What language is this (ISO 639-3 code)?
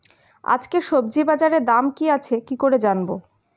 ben